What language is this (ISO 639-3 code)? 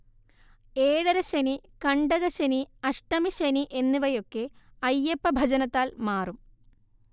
mal